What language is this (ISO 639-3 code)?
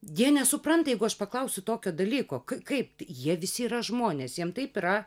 lit